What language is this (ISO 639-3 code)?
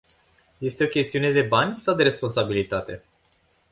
ron